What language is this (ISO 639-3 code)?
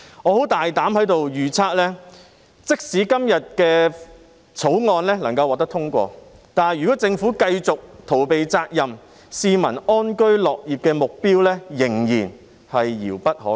yue